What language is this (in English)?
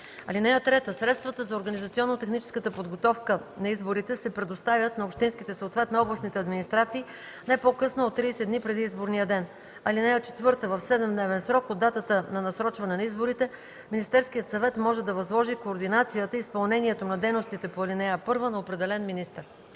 Bulgarian